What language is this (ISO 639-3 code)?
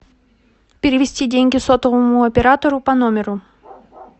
rus